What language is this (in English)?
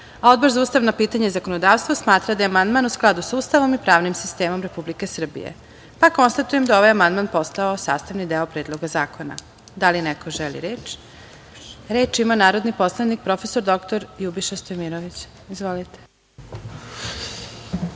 Serbian